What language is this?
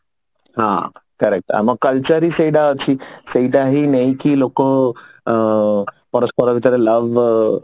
Odia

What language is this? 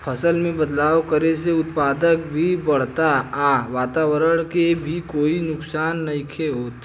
Bhojpuri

